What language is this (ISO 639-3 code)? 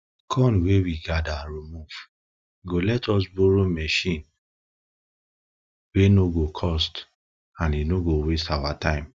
pcm